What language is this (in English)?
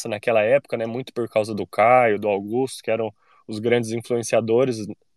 Portuguese